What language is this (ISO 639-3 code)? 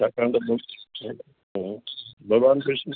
snd